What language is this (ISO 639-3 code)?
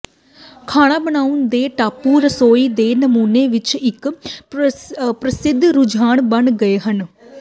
pan